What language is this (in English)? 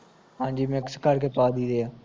Punjabi